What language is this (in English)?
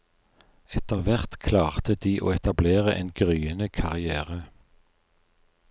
Norwegian